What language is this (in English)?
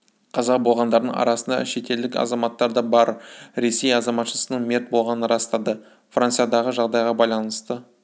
Kazakh